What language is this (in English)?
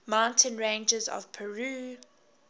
English